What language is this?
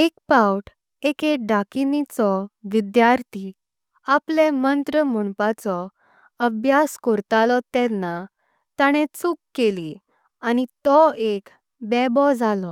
Konkani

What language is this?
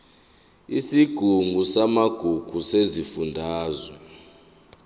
Zulu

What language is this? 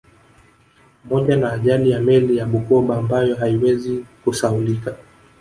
Swahili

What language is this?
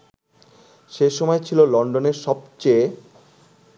Bangla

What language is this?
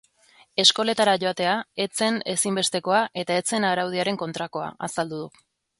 Basque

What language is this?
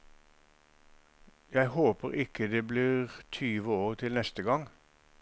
Norwegian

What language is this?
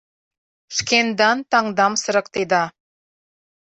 Mari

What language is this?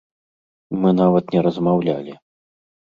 Belarusian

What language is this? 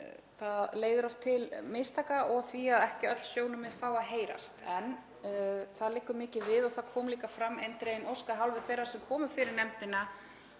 Icelandic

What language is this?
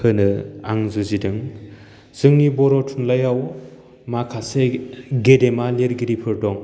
Bodo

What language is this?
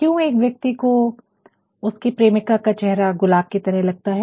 Hindi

